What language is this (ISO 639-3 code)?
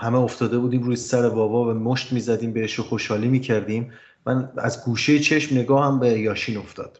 fas